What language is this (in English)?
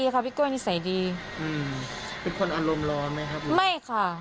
Thai